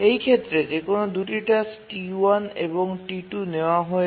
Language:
Bangla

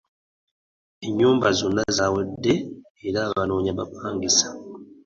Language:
Ganda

